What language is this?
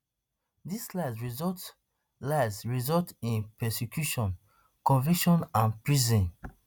Nigerian Pidgin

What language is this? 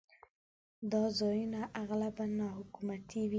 Pashto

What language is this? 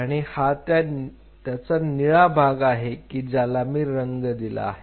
Marathi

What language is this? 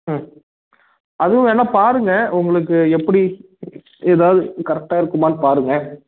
Tamil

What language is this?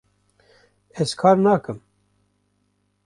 Kurdish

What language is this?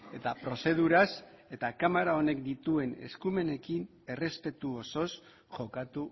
Basque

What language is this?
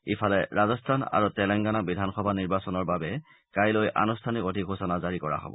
Assamese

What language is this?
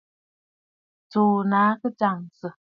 Bafut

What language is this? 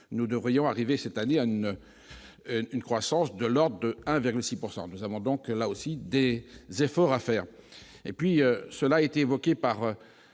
French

